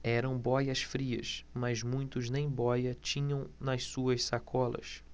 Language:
Portuguese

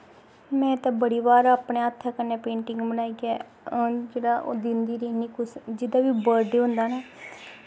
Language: Dogri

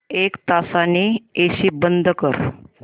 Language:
Marathi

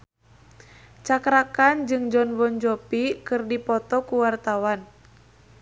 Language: Sundanese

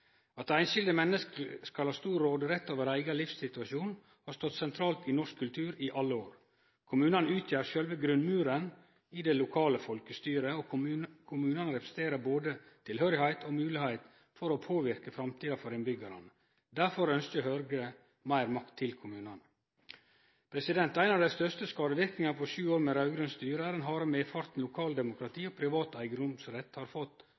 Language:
Norwegian Nynorsk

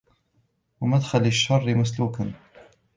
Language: Arabic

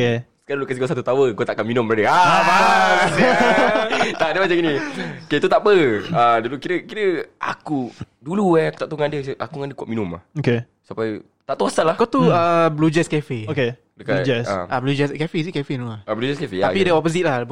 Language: Malay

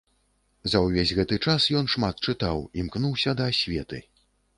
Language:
Belarusian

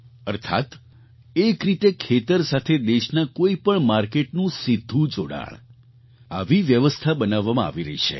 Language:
Gujarati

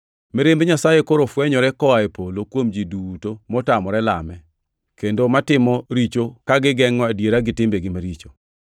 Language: Luo (Kenya and Tanzania)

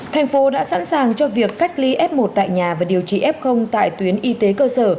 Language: Vietnamese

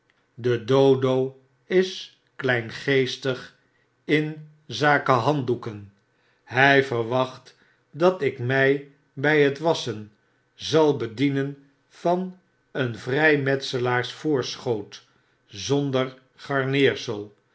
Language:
Dutch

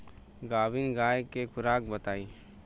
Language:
Bhojpuri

